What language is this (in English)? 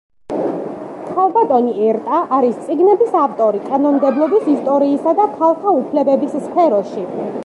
Georgian